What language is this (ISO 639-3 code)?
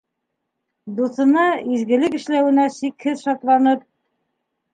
bak